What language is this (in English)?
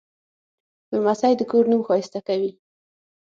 Pashto